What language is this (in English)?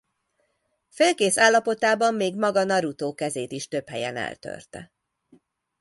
Hungarian